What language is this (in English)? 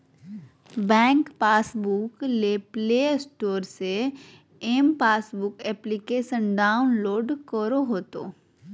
Magahi